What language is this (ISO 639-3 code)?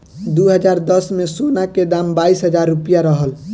bho